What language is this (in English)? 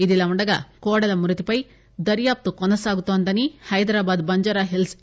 Telugu